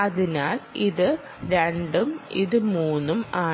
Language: Malayalam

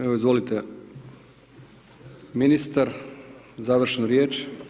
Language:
Croatian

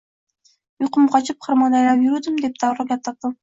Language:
Uzbek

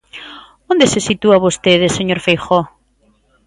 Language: Galician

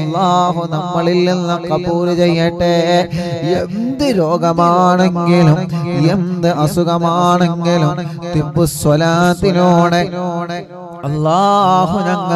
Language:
Arabic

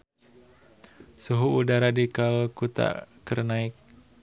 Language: Sundanese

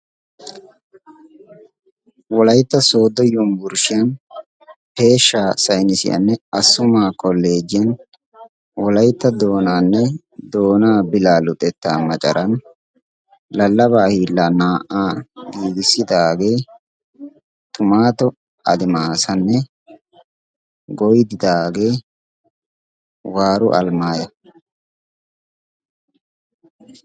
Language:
Wolaytta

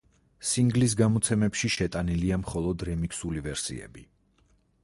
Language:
Georgian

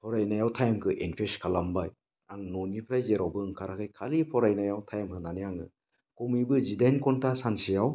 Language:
Bodo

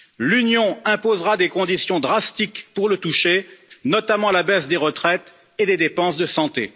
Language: French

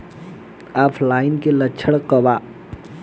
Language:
Bhojpuri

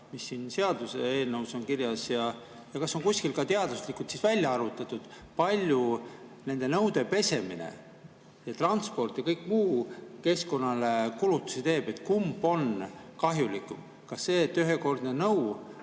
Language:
Estonian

